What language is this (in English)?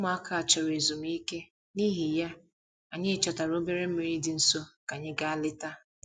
Igbo